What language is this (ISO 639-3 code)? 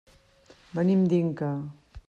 cat